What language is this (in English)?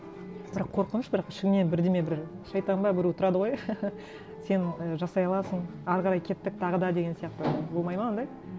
Kazakh